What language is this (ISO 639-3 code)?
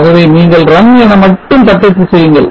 tam